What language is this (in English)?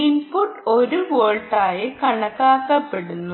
Malayalam